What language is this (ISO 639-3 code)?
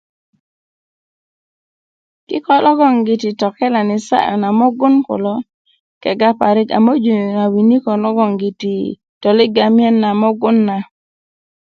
ukv